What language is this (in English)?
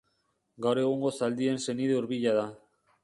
Basque